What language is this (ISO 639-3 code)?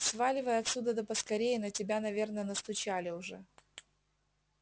rus